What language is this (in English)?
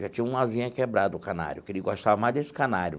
Portuguese